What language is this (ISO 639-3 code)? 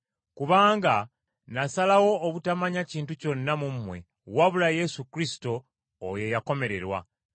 lug